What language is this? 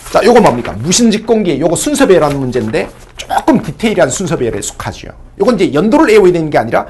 Korean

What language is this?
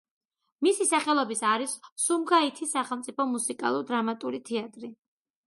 Georgian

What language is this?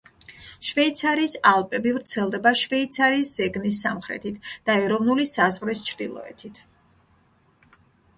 Georgian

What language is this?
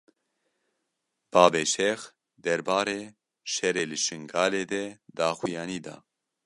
Kurdish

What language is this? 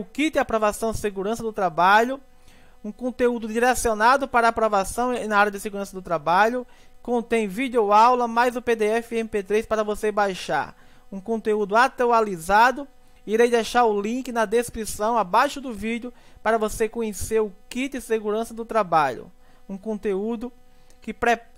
Portuguese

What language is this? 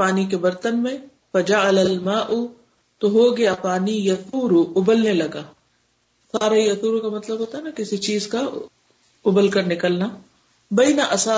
Urdu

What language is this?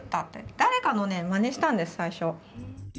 Japanese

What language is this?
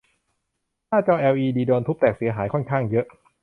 Thai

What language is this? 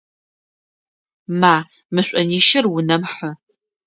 Adyghe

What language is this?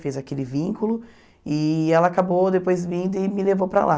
Portuguese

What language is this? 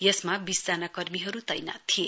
Nepali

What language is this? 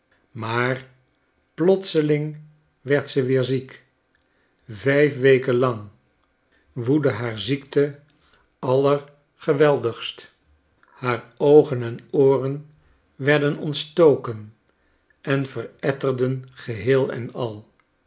Dutch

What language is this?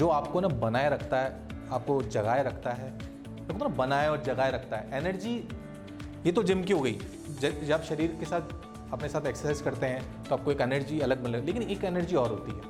Hindi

